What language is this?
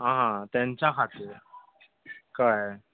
Konkani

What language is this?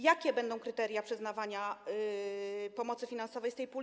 Polish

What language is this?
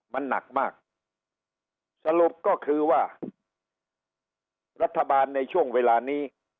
Thai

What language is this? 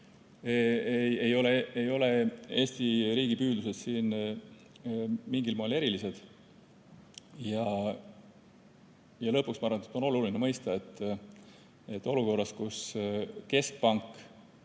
Estonian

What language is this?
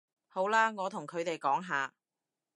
Cantonese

